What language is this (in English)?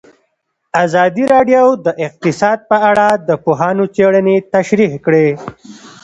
Pashto